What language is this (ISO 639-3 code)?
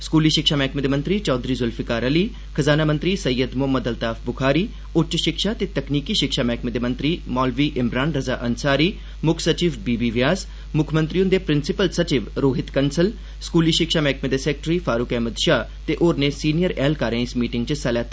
doi